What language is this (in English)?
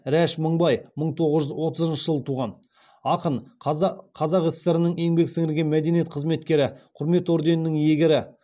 Kazakh